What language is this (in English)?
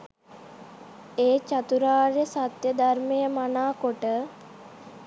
Sinhala